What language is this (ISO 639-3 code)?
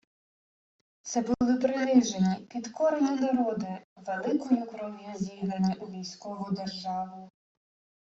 ukr